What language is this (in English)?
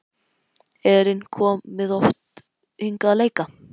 Icelandic